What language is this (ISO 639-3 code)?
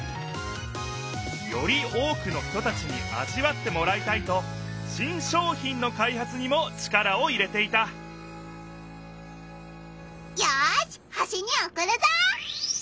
jpn